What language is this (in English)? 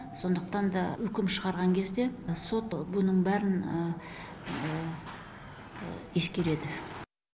Kazakh